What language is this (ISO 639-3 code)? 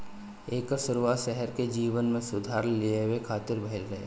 bho